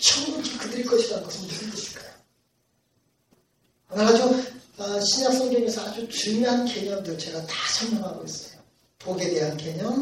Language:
Korean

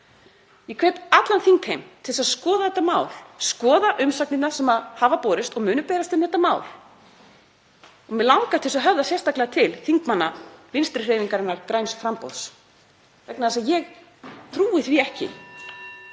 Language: Icelandic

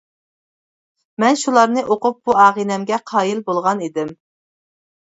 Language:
Uyghur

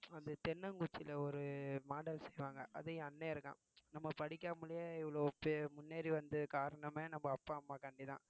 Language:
Tamil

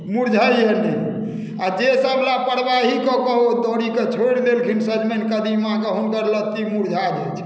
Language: Maithili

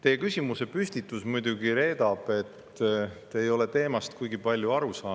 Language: Estonian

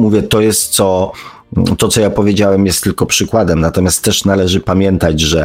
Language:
Polish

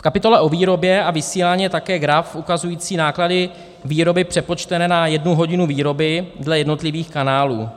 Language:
Czech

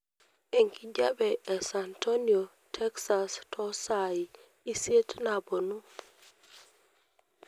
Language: Masai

